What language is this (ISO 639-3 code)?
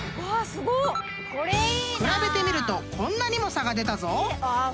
jpn